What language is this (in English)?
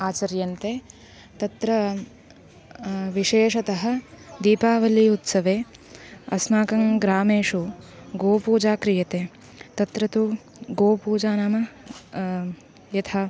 Sanskrit